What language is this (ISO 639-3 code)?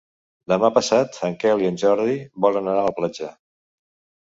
cat